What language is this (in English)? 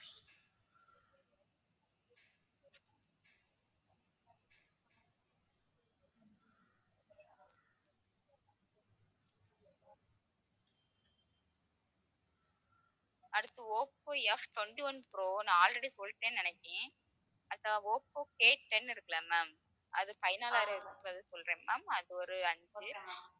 Tamil